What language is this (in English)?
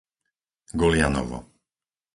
Slovak